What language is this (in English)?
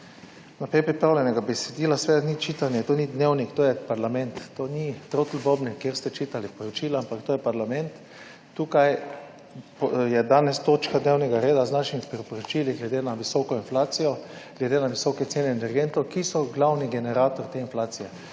Slovenian